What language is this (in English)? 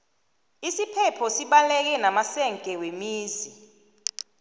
South Ndebele